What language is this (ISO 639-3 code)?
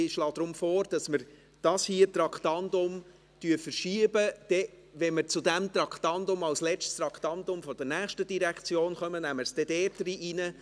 gsw